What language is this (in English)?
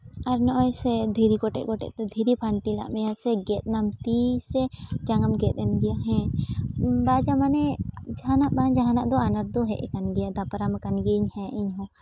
Santali